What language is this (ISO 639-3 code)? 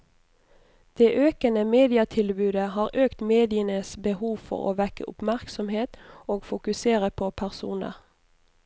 nor